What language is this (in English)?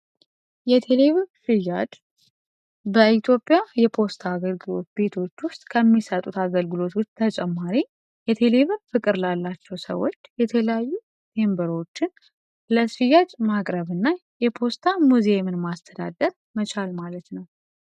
Amharic